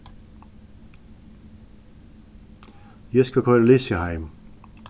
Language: Faroese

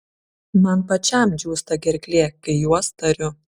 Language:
Lithuanian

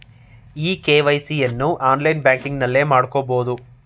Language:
Kannada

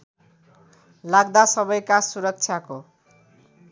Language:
Nepali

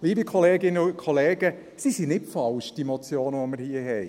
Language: Swiss German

